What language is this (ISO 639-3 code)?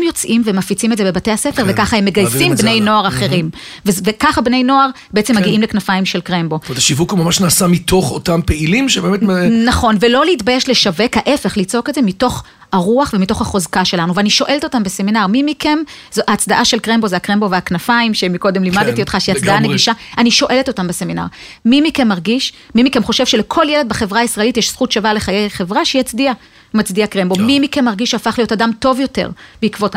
heb